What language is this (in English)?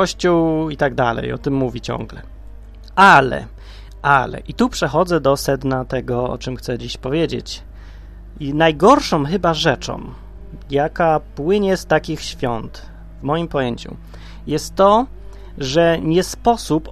Polish